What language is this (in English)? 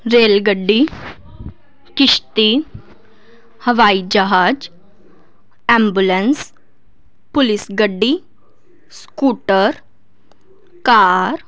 Punjabi